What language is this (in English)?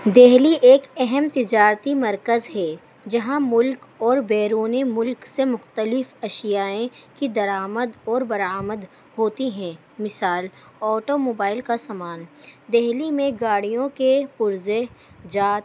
Urdu